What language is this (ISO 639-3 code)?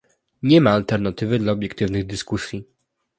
pol